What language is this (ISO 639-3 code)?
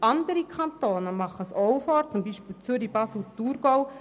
gsw